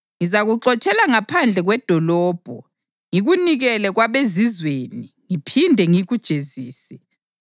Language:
North Ndebele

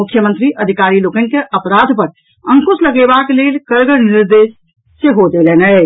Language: Maithili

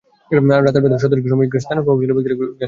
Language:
Bangla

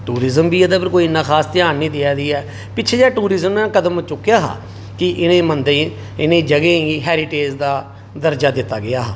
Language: Dogri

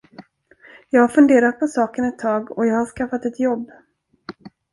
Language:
Swedish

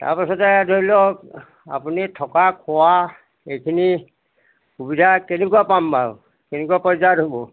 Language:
Assamese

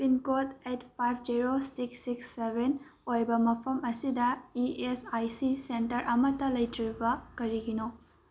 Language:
Manipuri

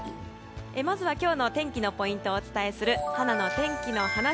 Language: Japanese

